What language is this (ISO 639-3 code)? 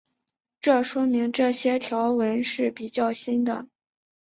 zho